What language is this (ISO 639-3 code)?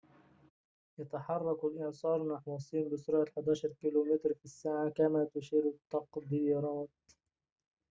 ara